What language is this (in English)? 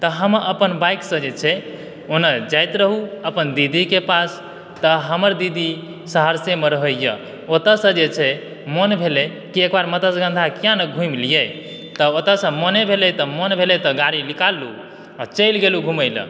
Maithili